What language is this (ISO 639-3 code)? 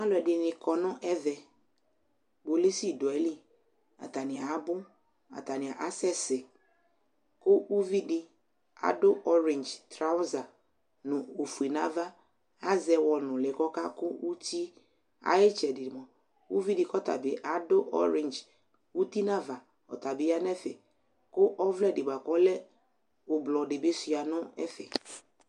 kpo